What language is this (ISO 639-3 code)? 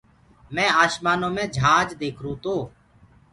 ggg